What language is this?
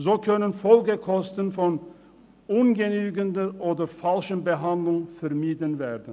Swiss German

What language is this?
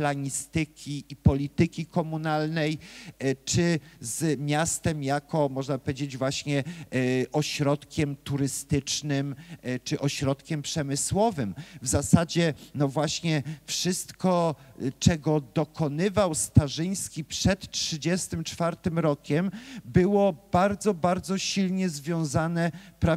Polish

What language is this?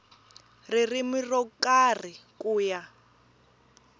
Tsonga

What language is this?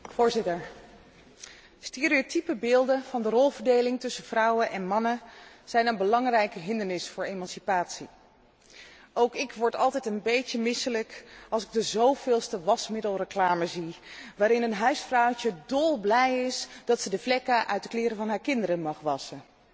Dutch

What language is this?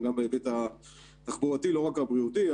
Hebrew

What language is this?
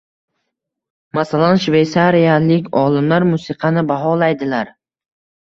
Uzbek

